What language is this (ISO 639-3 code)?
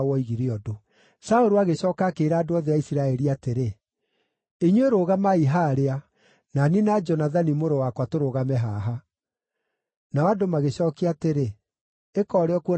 kik